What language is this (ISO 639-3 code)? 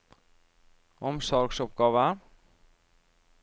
nor